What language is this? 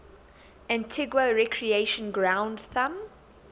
English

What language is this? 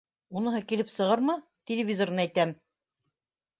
Bashkir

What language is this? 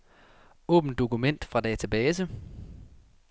Danish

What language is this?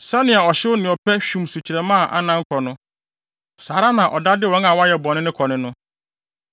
Akan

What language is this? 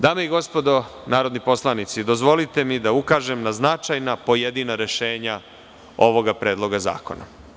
Serbian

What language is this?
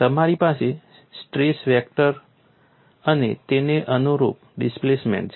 Gujarati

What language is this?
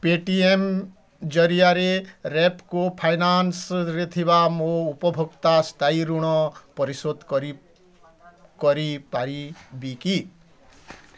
Odia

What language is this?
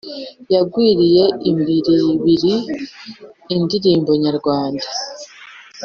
Kinyarwanda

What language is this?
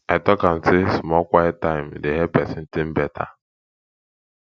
Nigerian Pidgin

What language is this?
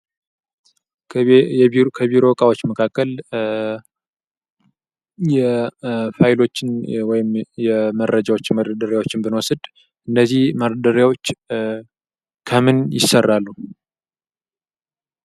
Amharic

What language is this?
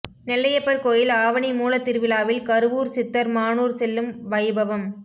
Tamil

